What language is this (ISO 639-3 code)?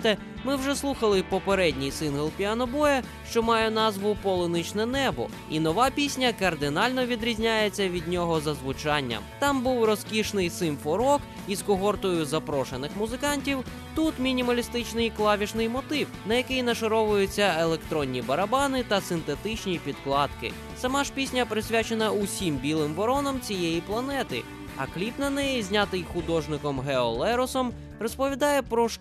ukr